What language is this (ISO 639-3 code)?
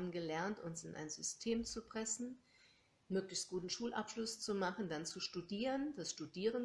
deu